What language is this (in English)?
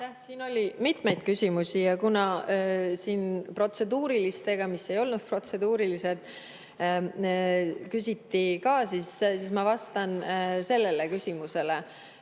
Estonian